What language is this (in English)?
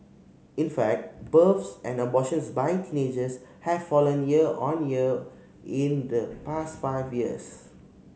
English